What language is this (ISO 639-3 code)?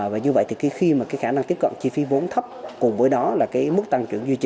vie